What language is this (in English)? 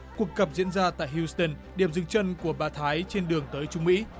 Vietnamese